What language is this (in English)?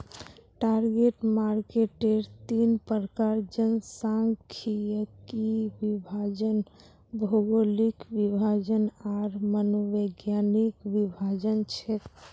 Magahi